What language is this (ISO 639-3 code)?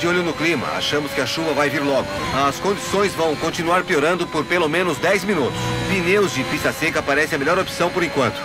por